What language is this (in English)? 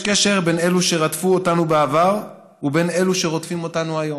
Hebrew